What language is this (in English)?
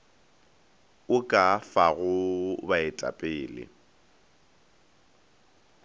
Northern Sotho